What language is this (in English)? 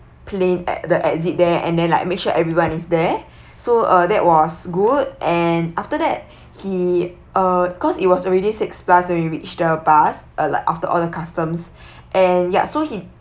English